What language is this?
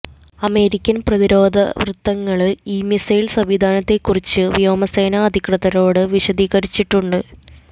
Malayalam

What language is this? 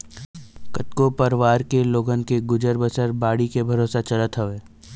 Chhattisgarhi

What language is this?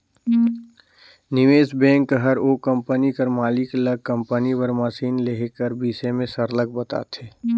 Chhattisgarhi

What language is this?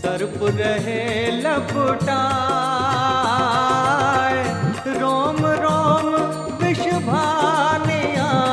Hindi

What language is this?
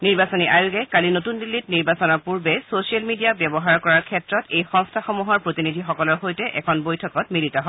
Assamese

